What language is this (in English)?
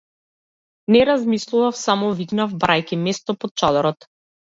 Macedonian